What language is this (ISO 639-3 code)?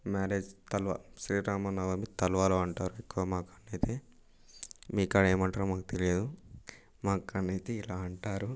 tel